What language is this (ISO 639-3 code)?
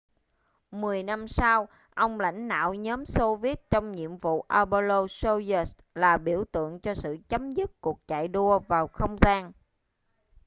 vie